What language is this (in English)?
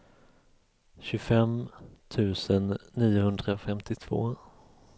Swedish